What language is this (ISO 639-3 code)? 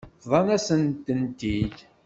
kab